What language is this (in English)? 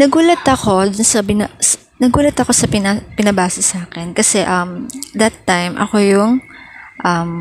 Filipino